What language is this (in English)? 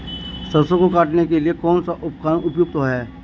Hindi